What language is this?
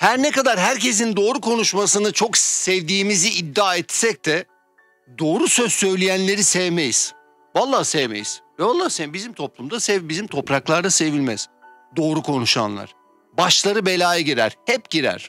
Turkish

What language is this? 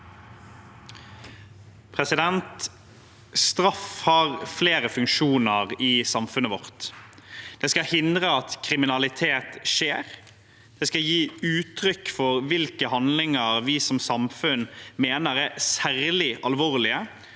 Norwegian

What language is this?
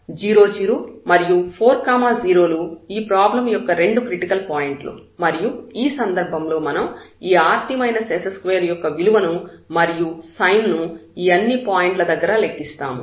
Telugu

